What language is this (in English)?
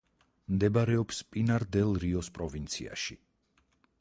Georgian